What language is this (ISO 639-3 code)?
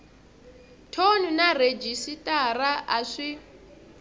tso